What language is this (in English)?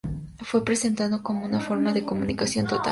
Spanish